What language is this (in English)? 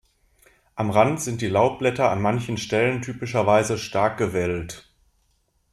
German